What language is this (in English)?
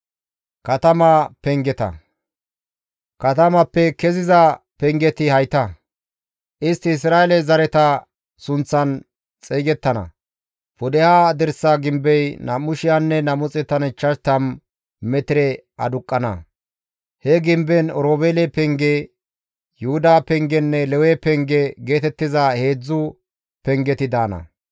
Gamo